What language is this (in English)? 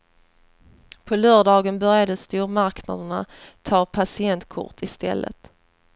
Swedish